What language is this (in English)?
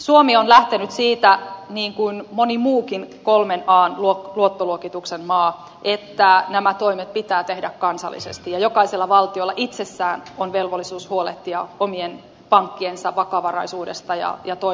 Finnish